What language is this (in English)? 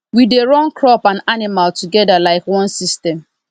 Nigerian Pidgin